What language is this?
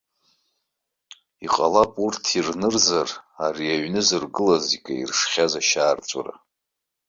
Abkhazian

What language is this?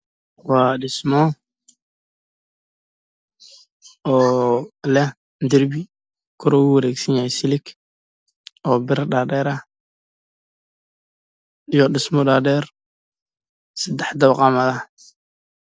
Somali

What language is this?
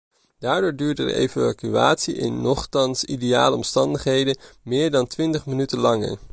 Dutch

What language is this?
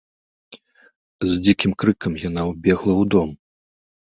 Belarusian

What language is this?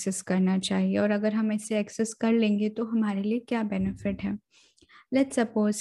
Hindi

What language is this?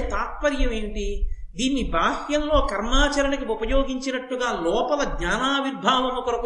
Telugu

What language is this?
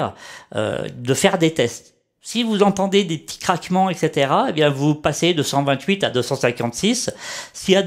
French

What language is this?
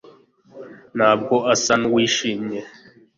Kinyarwanda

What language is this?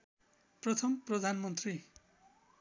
Nepali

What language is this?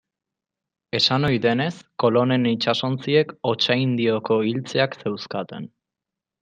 Basque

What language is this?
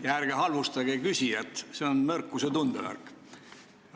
Estonian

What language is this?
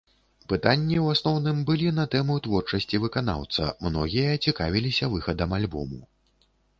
Belarusian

